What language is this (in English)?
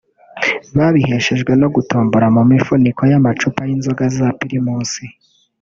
Kinyarwanda